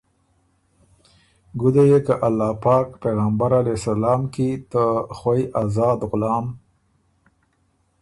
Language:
Ormuri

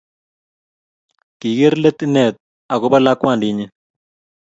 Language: Kalenjin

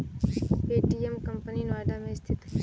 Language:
Hindi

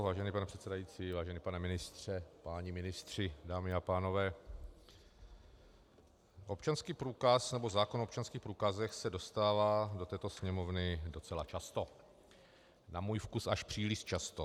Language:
Czech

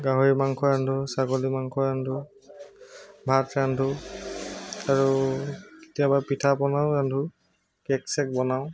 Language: Assamese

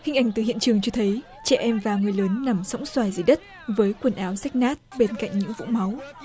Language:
Vietnamese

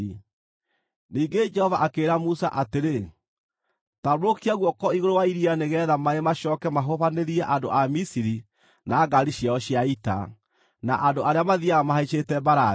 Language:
Kikuyu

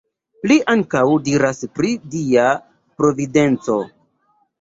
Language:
Esperanto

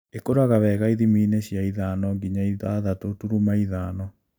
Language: Kikuyu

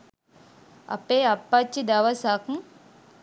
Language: Sinhala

